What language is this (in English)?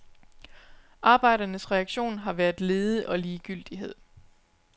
Danish